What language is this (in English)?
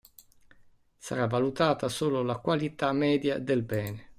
Italian